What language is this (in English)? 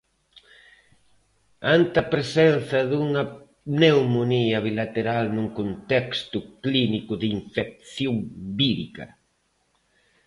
Galician